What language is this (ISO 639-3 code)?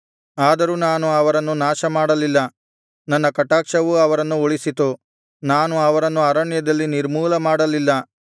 kan